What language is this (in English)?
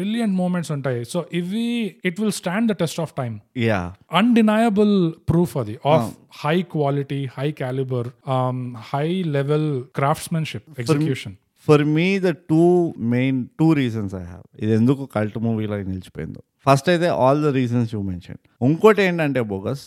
Telugu